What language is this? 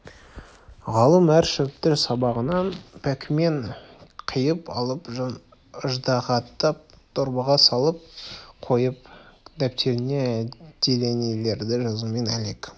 Kazakh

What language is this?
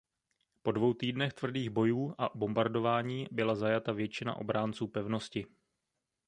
Czech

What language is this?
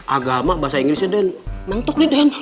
Indonesian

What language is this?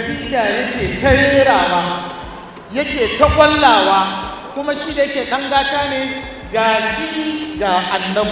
Arabic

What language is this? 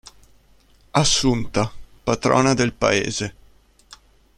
Italian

